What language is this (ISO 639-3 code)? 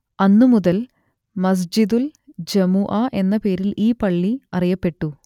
mal